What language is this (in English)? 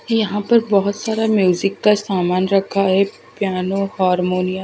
Hindi